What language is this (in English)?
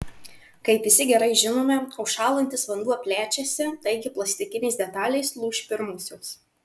Lithuanian